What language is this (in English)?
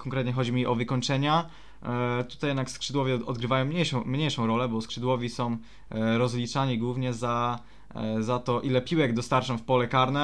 Polish